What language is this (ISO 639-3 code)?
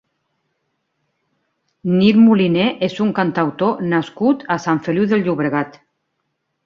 cat